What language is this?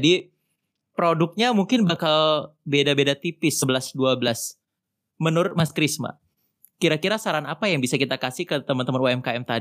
Indonesian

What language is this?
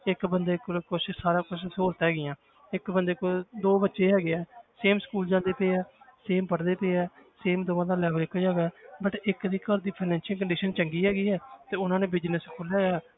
Punjabi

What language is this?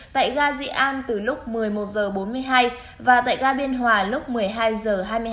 Vietnamese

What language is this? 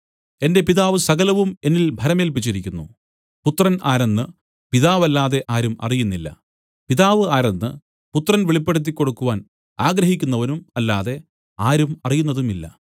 Malayalam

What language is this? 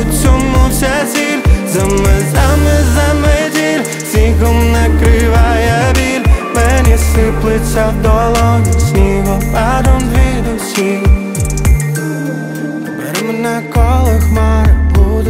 Arabic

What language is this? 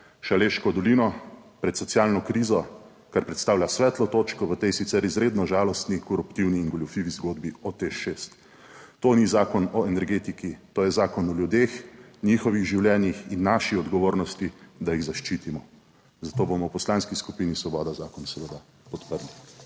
Slovenian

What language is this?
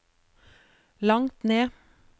Norwegian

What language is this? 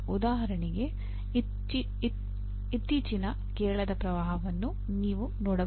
Kannada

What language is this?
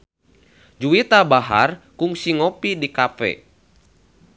Sundanese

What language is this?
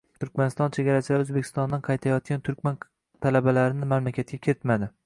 Uzbek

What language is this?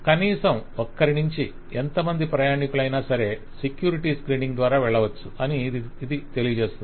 Telugu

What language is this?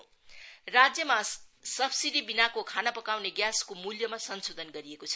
Nepali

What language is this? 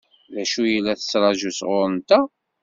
Kabyle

